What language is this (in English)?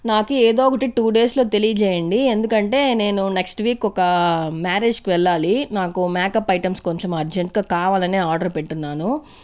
Telugu